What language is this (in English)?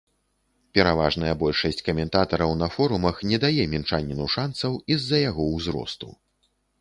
Belarusian